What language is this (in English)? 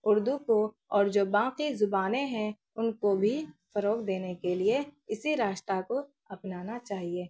Urdu